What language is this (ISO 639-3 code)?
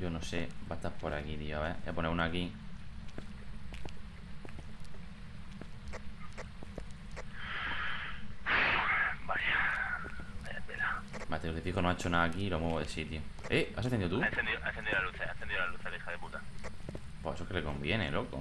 spa